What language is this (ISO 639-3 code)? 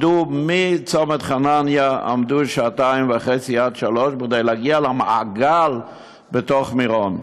heb